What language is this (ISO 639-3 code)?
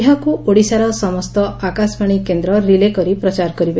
ori